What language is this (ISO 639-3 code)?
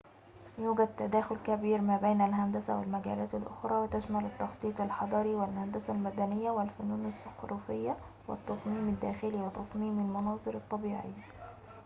ara